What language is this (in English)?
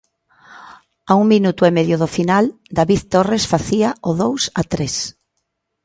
Galician